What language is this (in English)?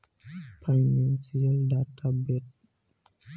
Bhojpuri